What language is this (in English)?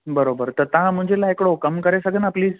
Sindhi